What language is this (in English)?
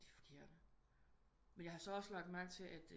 Danish